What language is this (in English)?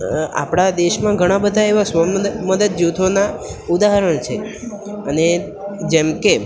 Gujarati